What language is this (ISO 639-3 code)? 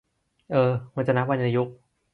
tha